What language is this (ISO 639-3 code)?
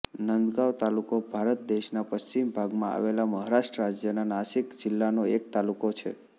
guj